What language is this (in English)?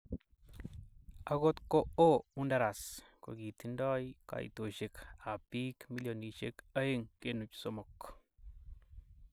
Kalenjin